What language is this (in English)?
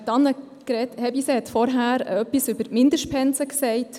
Swiss German